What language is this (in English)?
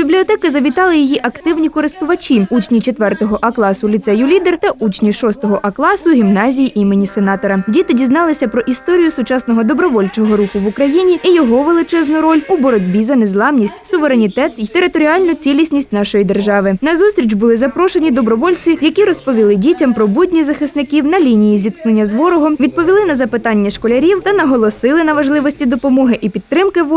Ukrainian